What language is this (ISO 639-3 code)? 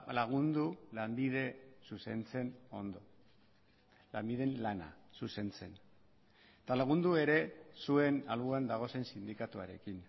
eus